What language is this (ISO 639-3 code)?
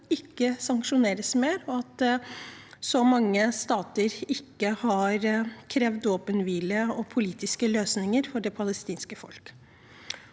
nor